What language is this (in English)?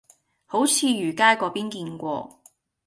Cantonese